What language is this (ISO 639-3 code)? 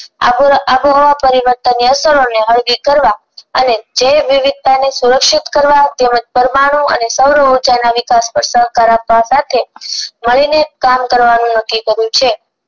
guj